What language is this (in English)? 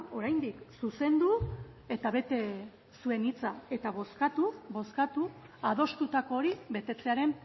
Basque